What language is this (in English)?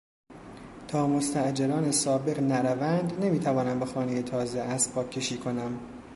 Persian